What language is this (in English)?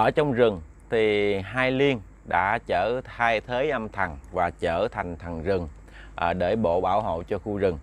Vietnamese